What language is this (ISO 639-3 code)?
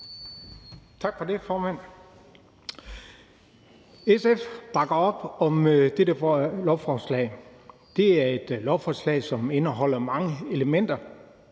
dan